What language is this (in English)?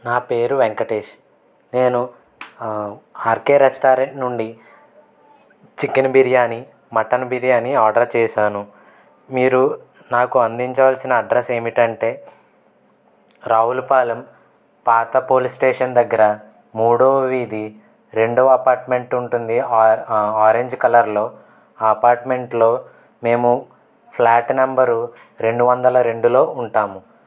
Telugu